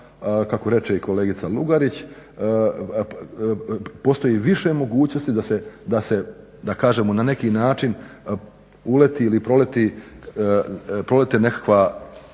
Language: Croatian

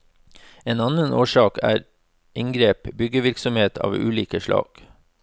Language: Norwegian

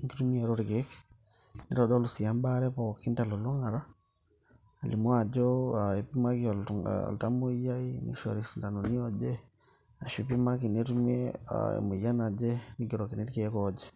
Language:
Masai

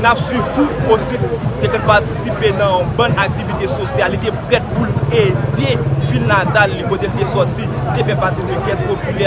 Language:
French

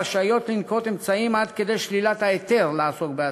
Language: Hebrew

